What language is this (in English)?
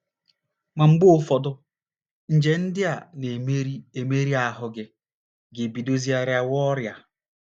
Igbo